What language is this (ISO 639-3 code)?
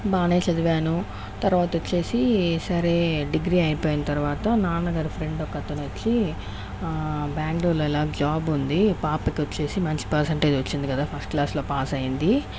tel